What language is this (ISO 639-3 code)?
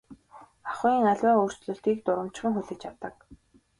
mon